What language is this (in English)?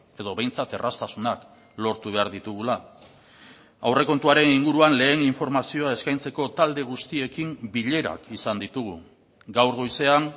Basque